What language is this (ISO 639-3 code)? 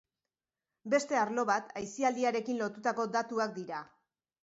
eus